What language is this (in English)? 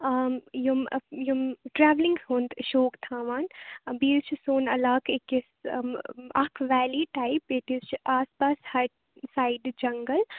Kashmiri